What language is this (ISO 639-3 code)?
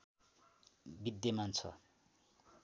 nep